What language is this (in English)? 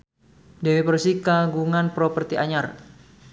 Sundanese